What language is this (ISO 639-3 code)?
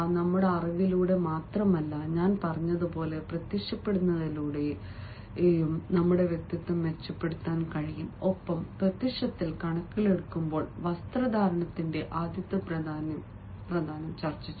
mal